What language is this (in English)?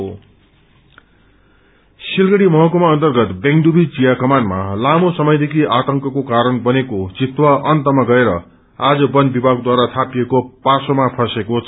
Nepali